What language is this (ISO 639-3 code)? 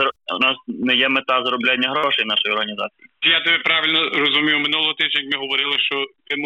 ukr